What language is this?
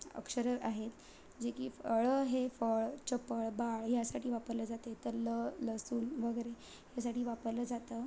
Marathi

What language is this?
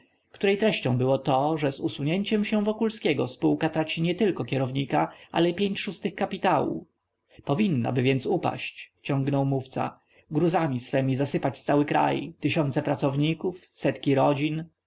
Polish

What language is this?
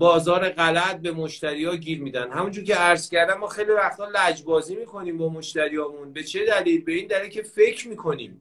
Persian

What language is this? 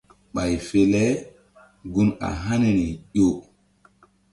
Mbum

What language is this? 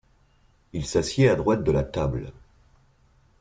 French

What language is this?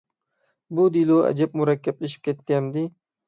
Uyghur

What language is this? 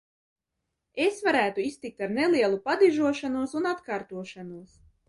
Latvian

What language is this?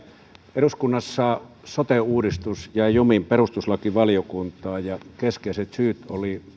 Finnish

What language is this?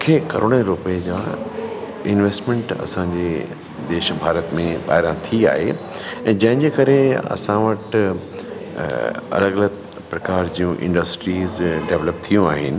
Sindhi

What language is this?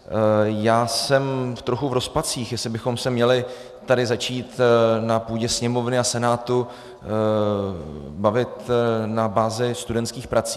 Czech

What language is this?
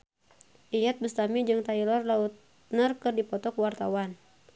Sundanese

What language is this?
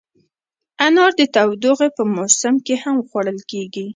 Pashto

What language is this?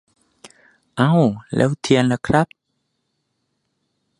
Thai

